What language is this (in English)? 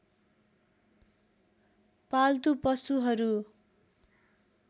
Nepali